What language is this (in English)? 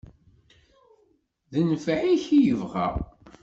Kabyle